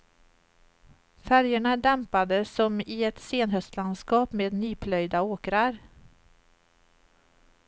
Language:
Swedish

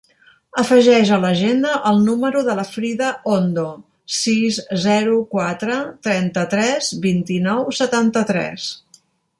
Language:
Catalan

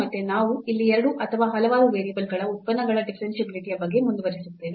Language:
Kannada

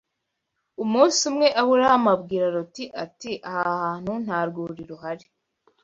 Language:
Kinyarwanda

